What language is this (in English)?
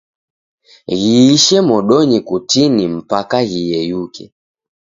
Taita